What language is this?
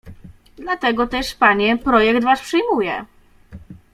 Polish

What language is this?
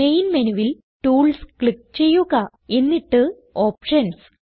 Malayalam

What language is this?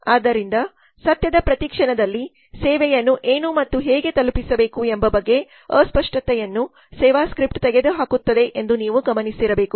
Kannada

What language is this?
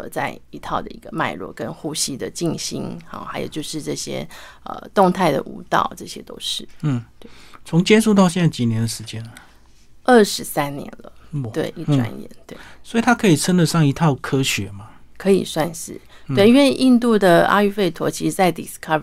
Chinese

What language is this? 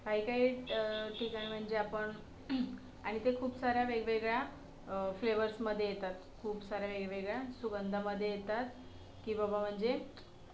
Marathi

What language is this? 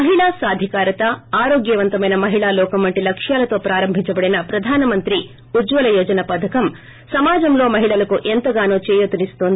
Telugu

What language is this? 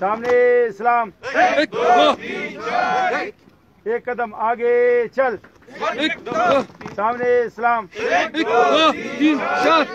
Romanian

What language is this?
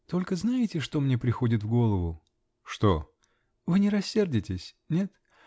Russian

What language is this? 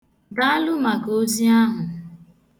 Igbo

